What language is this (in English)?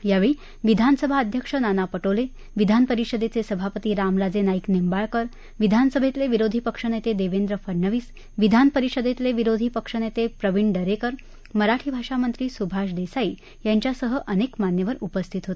Marathi